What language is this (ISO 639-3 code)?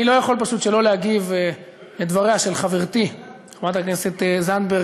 heb